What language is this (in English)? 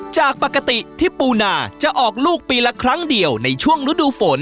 Thai